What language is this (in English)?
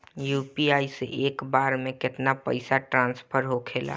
Bhojpuri